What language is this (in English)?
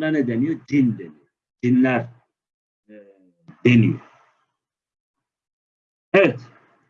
Turkish